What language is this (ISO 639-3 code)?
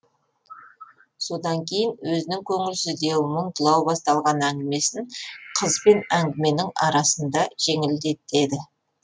kaz